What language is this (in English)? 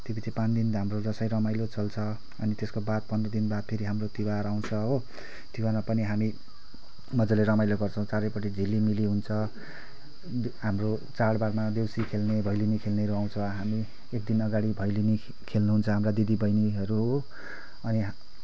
Nepali